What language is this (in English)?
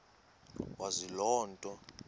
Xhosa